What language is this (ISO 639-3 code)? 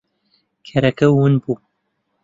ckb